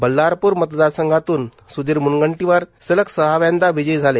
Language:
Marathi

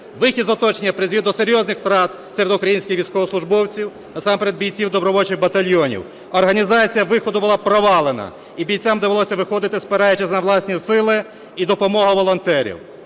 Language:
Ukrainian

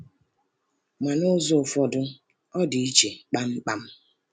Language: Igbo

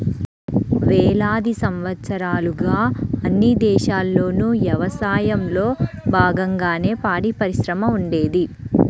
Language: Telugu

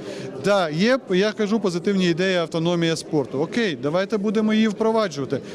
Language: Ukrainian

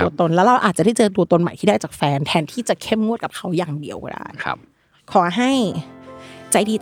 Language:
Thai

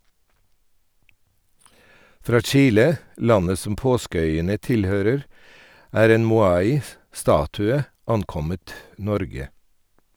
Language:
Norwegian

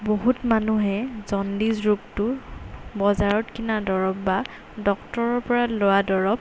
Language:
Assamese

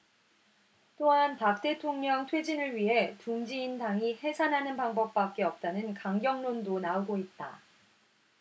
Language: Korean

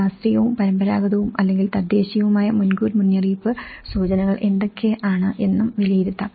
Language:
Malayalam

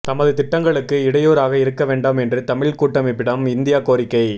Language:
Tamil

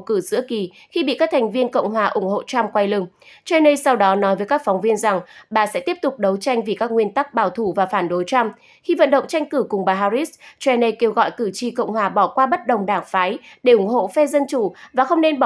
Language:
Vietnamese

